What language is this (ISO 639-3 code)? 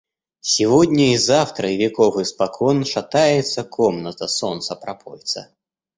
rus